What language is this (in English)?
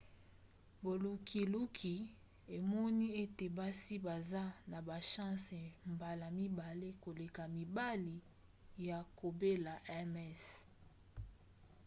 Lingala